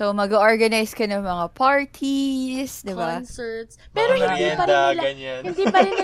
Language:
Filipino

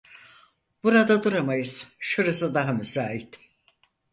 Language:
Turkish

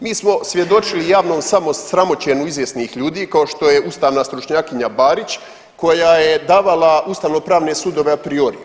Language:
Croatian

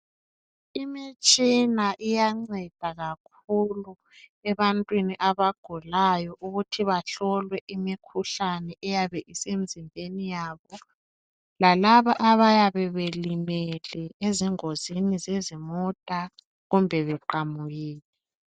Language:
North Ndebele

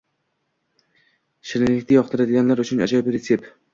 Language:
Uzbek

